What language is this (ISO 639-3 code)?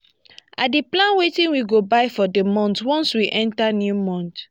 pcm